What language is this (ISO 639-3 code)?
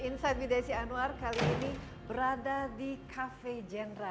ind